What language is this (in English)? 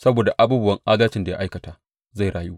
Hausa